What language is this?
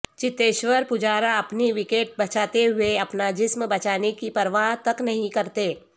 Urdu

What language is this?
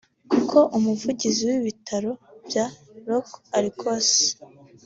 Kinyarwanda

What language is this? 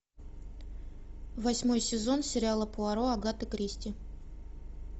Russian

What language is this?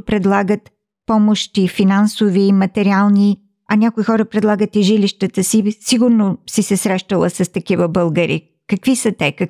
Bulgarian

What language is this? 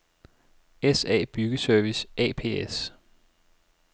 Danish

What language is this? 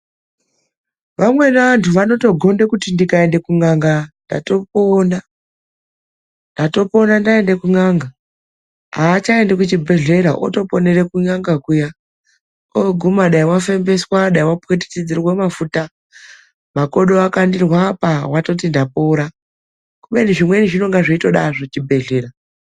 Ndau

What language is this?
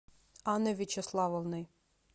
Russian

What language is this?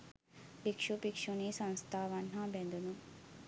Sinhala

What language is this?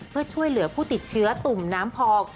Thai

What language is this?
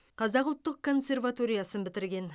Kazakh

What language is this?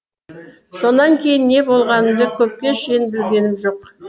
Kazakh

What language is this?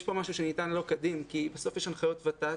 Hebrew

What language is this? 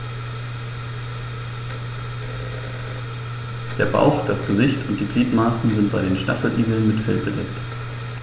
German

